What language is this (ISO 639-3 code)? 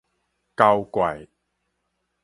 nan